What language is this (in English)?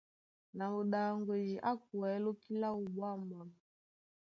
Duala